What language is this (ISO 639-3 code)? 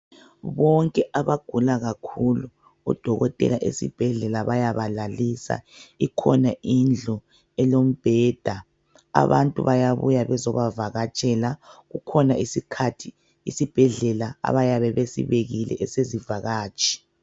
nde